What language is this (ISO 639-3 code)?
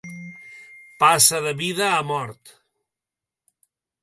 cat